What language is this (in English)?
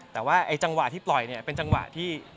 Thai